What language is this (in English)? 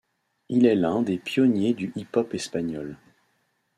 French